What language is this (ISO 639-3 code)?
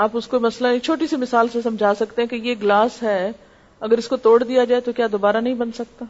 urd